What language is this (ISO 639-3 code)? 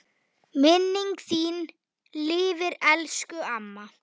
isl